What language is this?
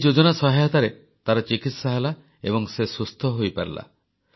Odia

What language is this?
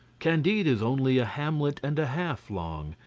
English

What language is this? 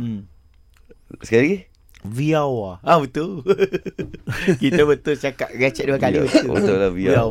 Malay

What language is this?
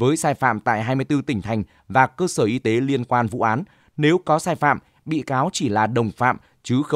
Vietnamese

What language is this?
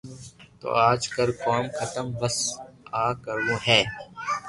Loarki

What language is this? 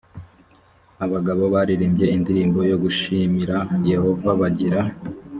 Kinyarwanda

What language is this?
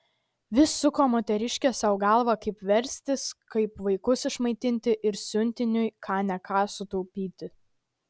Lithuanian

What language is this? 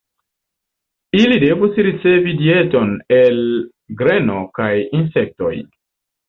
Esperanto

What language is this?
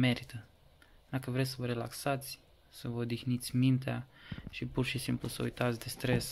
Romanian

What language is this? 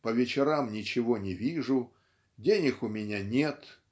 Russian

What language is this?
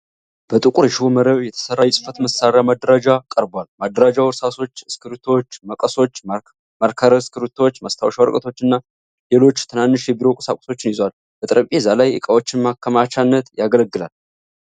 Amharic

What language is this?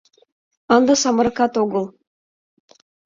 Mari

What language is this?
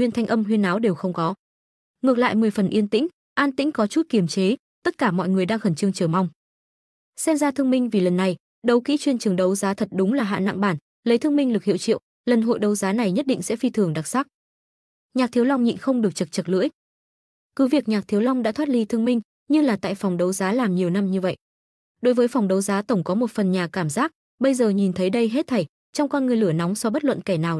Vietnamese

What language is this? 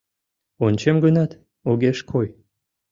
Mari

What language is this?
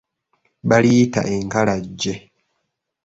Ganda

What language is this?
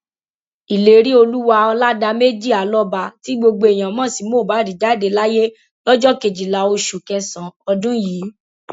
Yoruba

